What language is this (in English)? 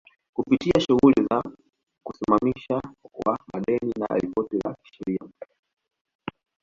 Swahili